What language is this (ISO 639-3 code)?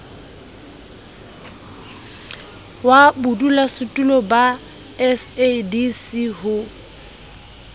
sot